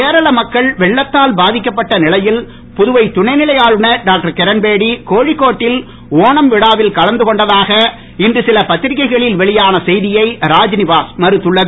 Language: Tamil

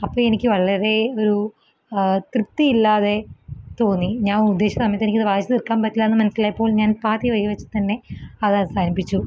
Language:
Malayalam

